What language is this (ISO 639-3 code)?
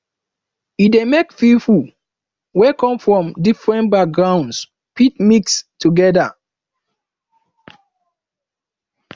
pcm